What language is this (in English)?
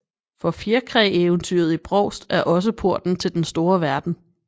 Danish